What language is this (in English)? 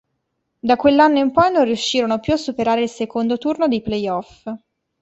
Italian